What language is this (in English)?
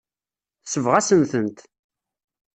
Kabyle